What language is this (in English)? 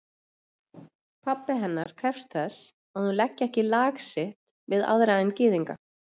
Icelandic